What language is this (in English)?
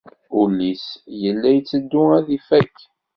Kabyle